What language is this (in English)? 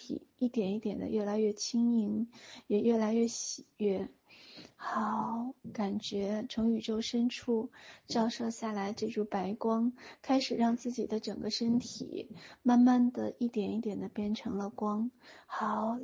Chinese